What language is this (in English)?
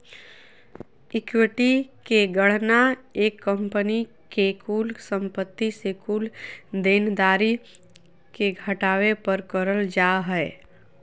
Magahi